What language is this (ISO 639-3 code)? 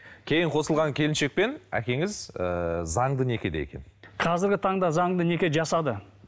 kaz